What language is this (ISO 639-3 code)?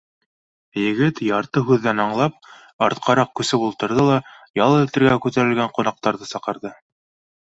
bak